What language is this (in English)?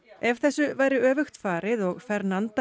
Icelandic